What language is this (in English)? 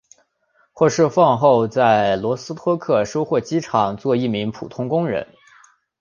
Chinese